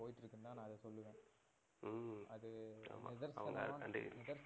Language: Tamil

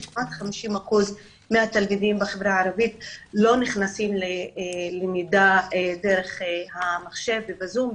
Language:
Hebrew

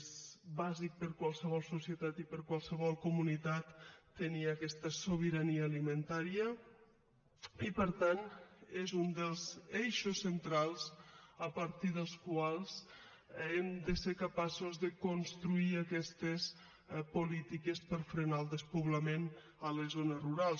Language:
Catalan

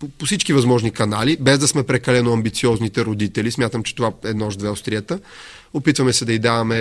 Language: Bulgarian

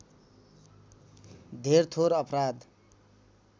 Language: Nepali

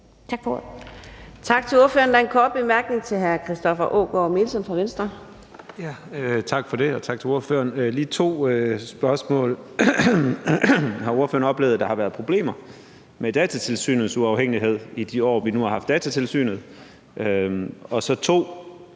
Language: Danish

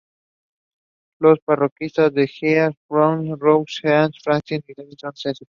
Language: Spanish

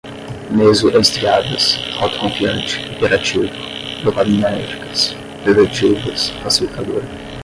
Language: Portuguese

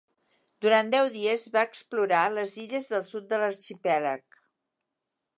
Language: Catalan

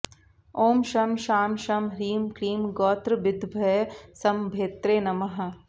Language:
Sanskrit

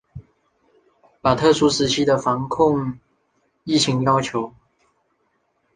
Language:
Chinese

